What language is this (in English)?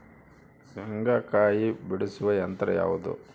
Kannada